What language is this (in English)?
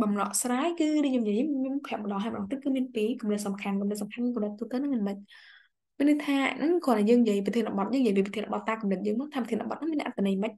Vietnamese